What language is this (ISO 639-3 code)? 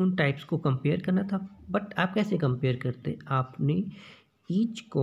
hin